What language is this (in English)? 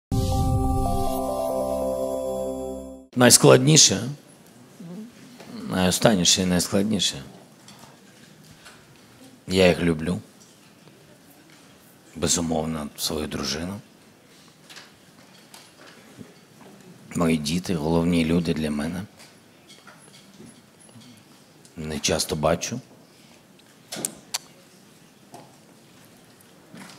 Ukrainian